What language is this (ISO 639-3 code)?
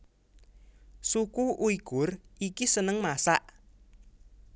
jav